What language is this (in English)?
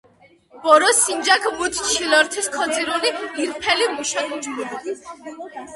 Georgian